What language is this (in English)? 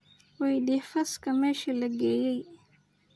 Somali